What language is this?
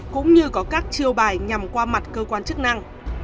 Vietnamese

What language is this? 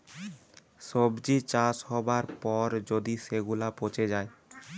Bangla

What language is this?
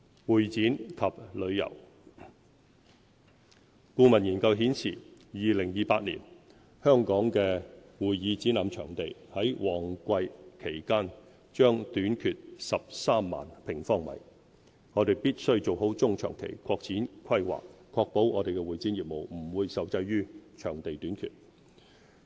Cantonese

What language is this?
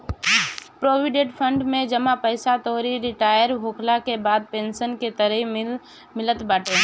Bhojpuri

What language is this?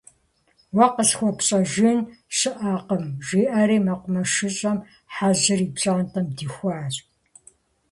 Kabardian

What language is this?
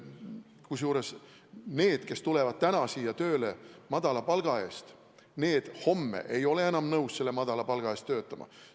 Estonian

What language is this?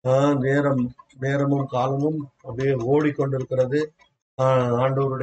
Tamil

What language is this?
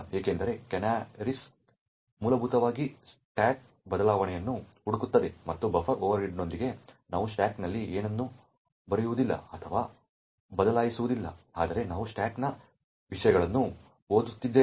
Kannada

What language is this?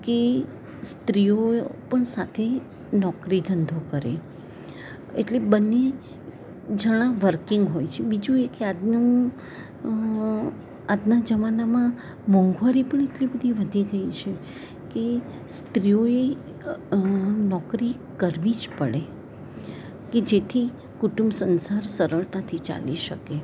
Gujarati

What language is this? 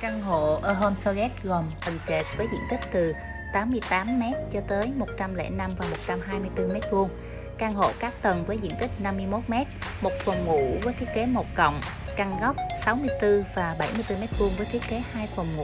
Vietnamese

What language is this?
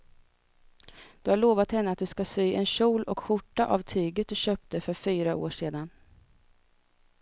Swedish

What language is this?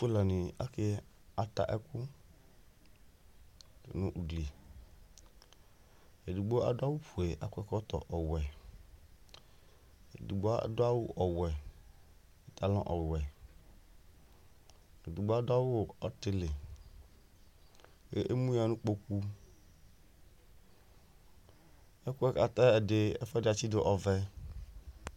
Ikposo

